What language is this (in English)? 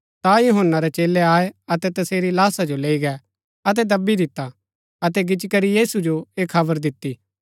Gaddi